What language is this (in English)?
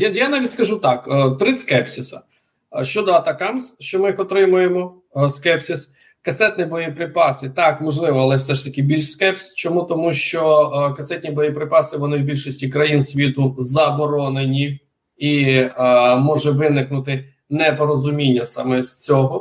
Ukrainian